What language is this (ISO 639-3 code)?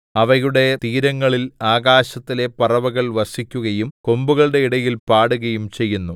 mal